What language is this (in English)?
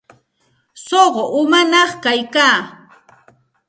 Santa Ana de Tusi Pasco Quechua